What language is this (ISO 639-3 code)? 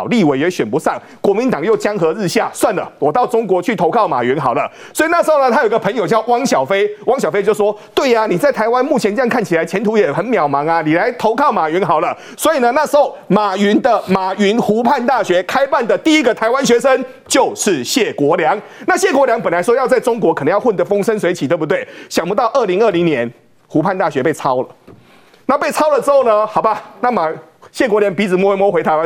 zho